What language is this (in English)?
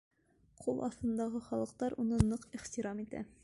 Bashkir